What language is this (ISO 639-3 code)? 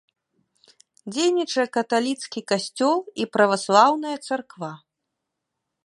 bel